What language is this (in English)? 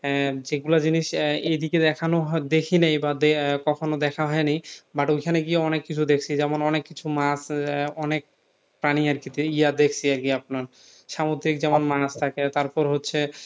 Bangla